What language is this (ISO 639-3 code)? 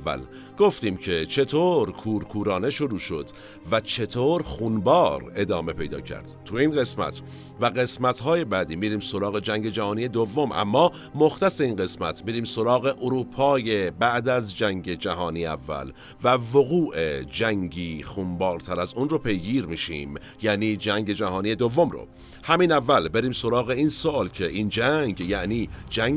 fas